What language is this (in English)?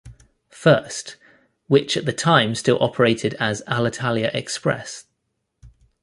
English